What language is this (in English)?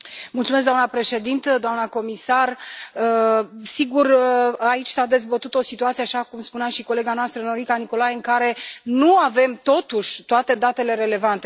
Romanian